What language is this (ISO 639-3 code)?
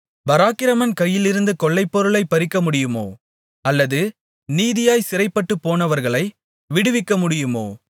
tam